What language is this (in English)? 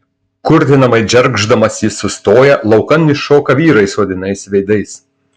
Lithuanian